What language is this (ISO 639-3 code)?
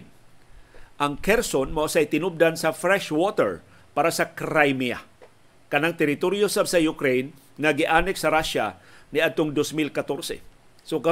fil